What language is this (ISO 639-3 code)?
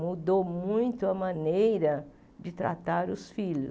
por